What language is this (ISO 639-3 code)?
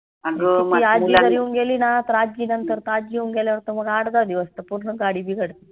mar